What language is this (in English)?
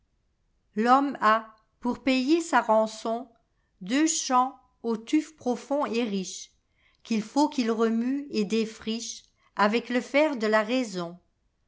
French